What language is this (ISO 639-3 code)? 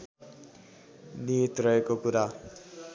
nep